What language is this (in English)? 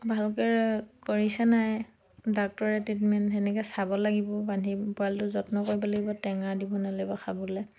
Assamese